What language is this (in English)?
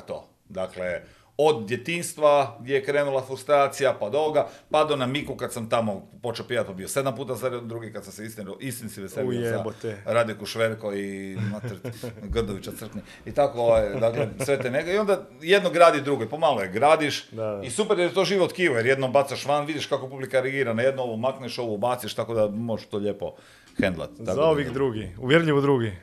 Croatian